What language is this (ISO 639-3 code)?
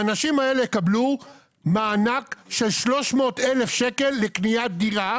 heb